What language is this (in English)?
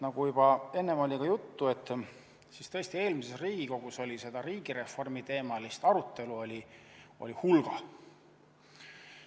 Estonian